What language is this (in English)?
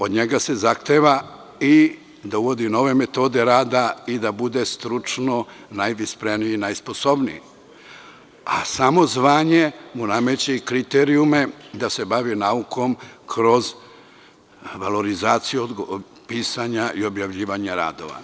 Serbian